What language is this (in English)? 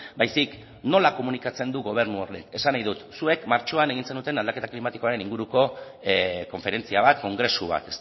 Basque